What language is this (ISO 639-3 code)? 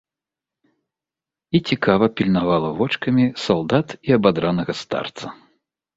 bel